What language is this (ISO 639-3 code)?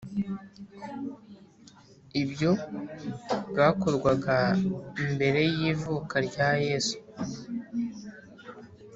kin